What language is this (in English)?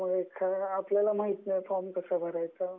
Marathi